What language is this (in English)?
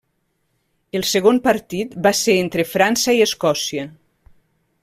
Catalan